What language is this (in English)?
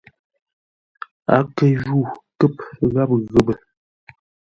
Ngombale